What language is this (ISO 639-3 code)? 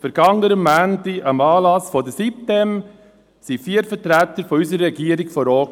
gsw